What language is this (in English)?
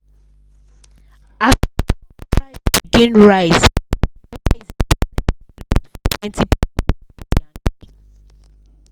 Nigerian Pidgin